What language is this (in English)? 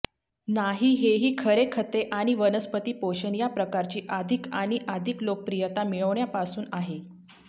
Marathi